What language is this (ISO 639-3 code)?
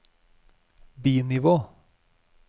nor